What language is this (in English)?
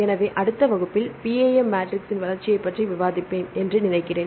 Tamil